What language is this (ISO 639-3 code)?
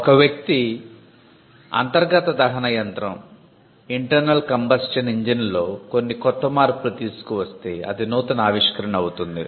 tel